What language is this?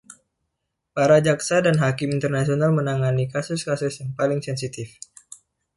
Indonesian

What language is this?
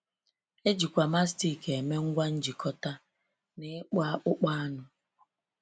Igbo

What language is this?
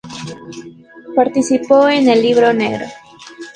Spanish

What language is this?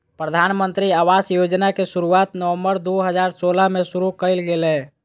Magahi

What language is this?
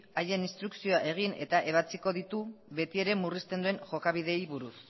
Basque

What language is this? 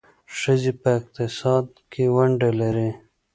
Pashto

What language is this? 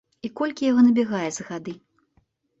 Belarusian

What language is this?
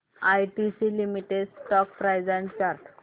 Marathi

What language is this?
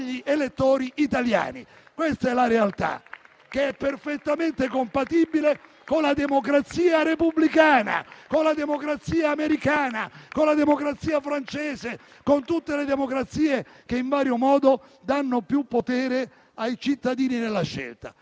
Italian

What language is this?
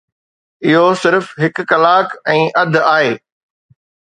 Sindhi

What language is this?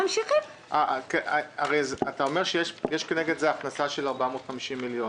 Hebrew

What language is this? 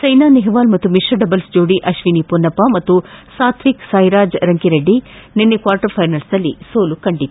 Kannada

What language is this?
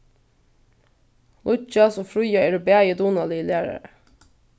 Faroese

